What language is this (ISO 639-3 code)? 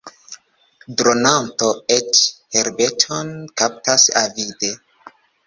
epo